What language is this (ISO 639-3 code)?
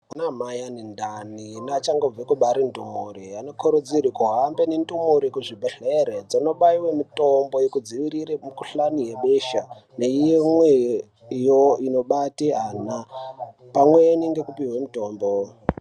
ndc